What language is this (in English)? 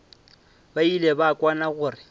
Northern Sotho